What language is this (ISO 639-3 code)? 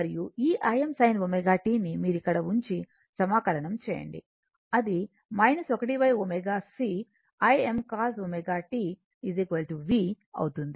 tel